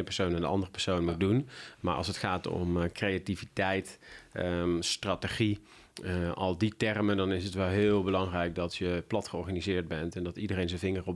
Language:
Dutch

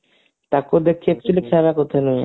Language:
Odia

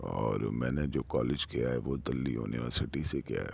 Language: Urdu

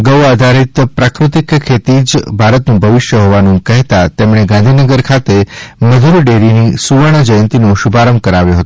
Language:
Gujarati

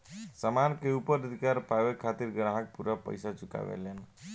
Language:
Bhojpuri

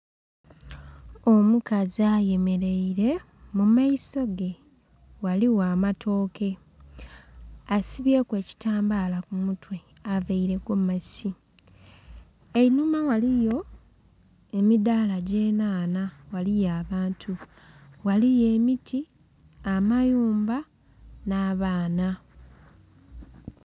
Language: Soga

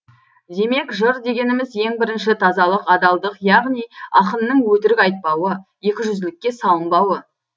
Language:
Kazakh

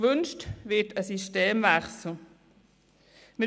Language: Swiss German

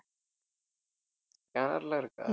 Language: Tamil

